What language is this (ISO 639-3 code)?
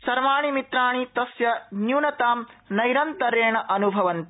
san